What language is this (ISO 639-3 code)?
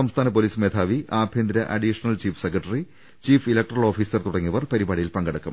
mal